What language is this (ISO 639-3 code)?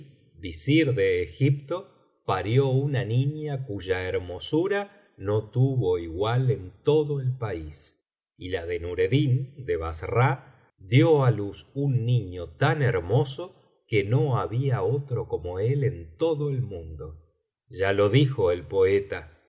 spa